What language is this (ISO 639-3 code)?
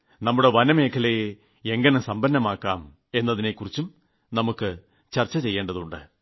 mal